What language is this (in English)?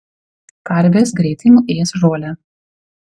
Lithuanian